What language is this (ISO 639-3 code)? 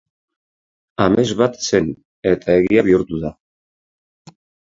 eus